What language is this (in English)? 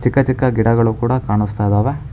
Kannada